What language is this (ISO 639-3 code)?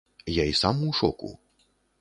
bel